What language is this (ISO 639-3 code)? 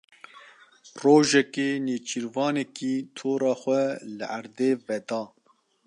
kur